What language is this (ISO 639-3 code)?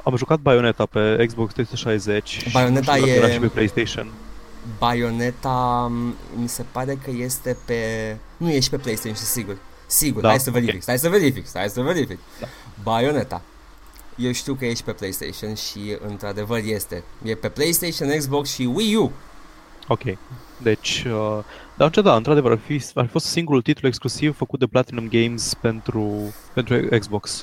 ron